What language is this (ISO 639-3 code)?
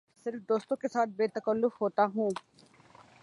urd